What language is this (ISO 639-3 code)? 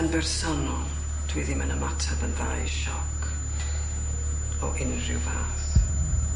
cym